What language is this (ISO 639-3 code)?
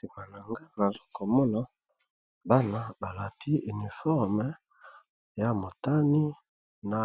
lin